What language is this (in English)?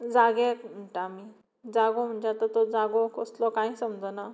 Konkani